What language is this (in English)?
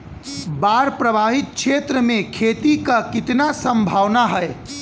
Bhojpuri